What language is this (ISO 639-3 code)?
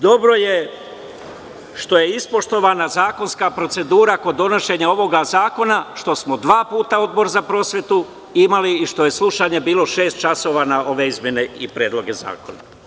srp